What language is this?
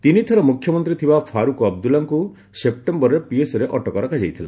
Odia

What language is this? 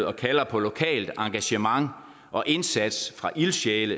Danish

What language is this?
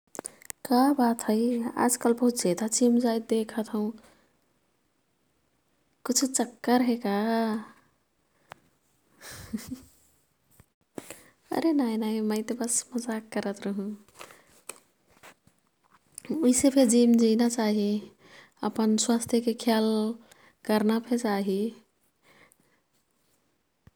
Kathoriya Tharu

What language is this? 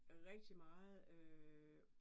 Danish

